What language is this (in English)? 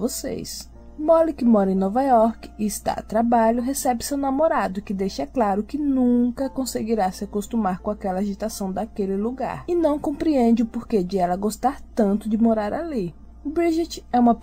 Portuguese